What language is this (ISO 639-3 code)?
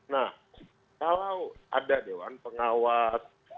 ind